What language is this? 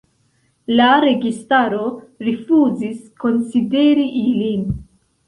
Esperanto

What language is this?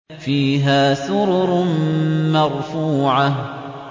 Arabic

